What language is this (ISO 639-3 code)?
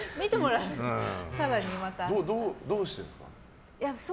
jpn